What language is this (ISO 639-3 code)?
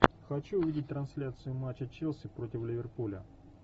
rus